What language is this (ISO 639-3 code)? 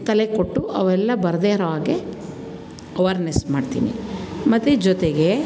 kan